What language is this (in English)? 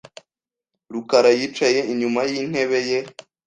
Kinyarwanda